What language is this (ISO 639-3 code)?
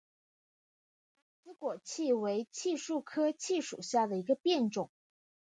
zho